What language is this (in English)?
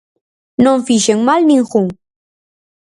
Galician